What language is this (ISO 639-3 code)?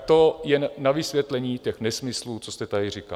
ces